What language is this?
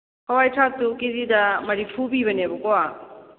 Manipuri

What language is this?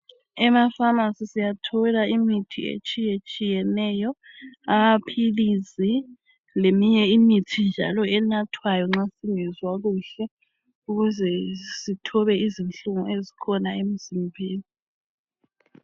North Ndebele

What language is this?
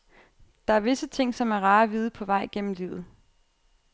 Danish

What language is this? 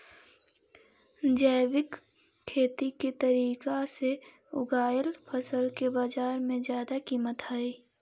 Magahi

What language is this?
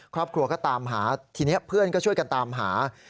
Thai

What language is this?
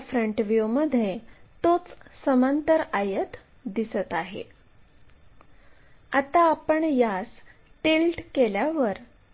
Marathi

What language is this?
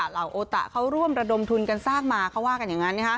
Thai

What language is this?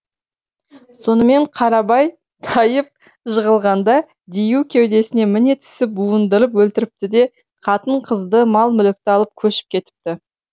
Kazakh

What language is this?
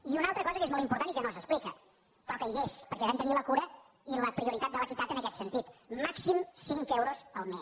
Catalan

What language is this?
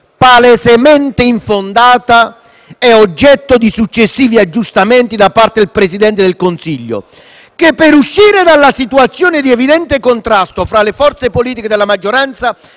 Italian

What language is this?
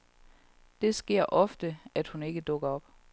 Danish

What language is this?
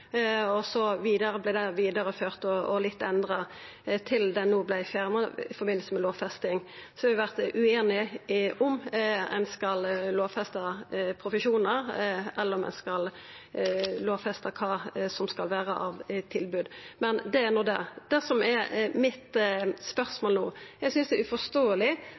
Norwegian Nynorsk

